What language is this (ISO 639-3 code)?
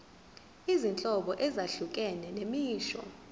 zul